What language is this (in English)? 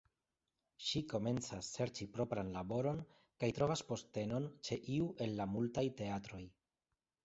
Esperanto